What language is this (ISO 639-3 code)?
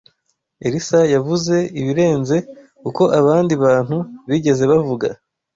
kin